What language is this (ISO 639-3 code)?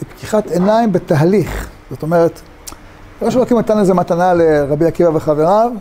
heb